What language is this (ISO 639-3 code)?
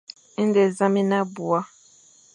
fan